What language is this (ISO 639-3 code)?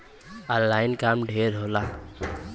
bho